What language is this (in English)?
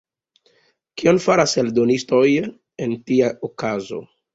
Esperanto